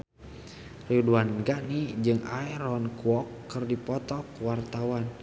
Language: Sundanese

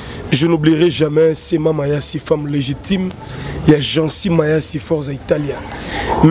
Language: French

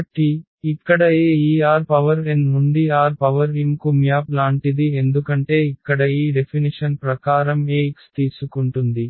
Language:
Telugu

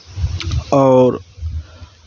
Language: Maithili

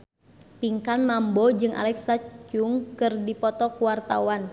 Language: Sundanese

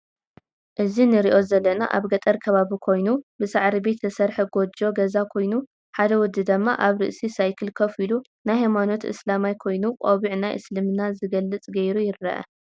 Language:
Tigrinya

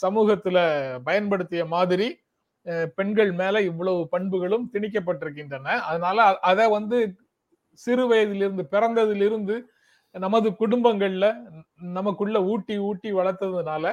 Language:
Tamil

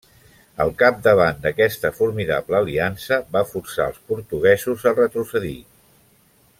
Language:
Catalan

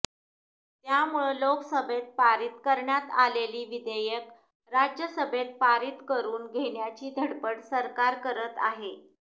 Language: Marathi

